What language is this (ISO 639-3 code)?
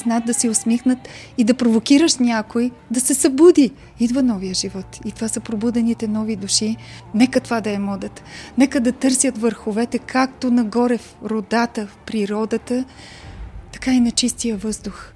bul